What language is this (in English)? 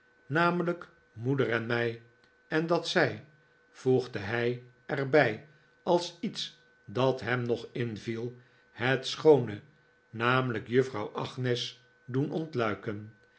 Dutch